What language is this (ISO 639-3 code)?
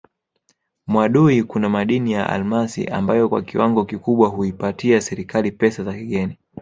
swa